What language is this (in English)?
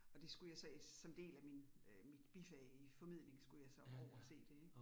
Danish